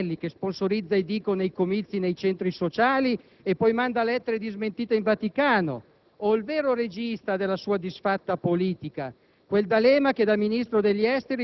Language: Italian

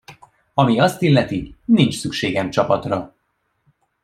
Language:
Hungarian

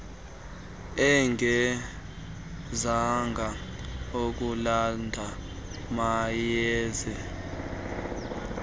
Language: Xhosa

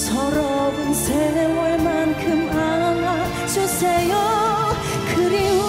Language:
Korean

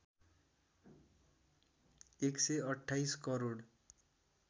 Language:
Nepali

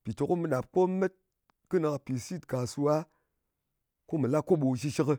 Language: Ngas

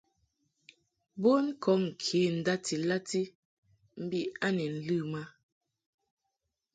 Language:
Mungaka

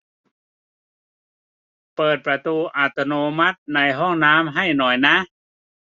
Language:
Thai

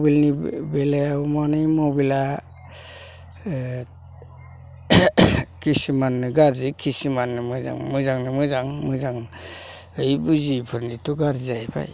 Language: Bodo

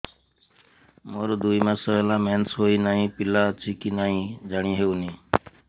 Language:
Odia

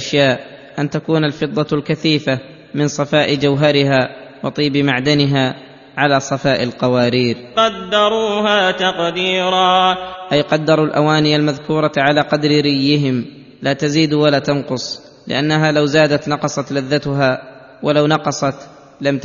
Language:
Arabic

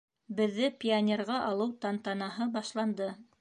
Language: Bashkir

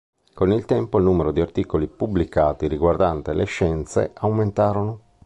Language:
Italian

